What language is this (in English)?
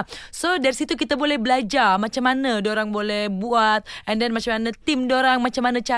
Malay